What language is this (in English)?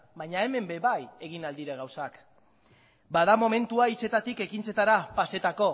Basque